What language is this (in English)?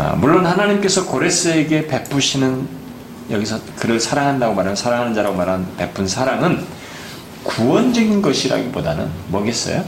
Korean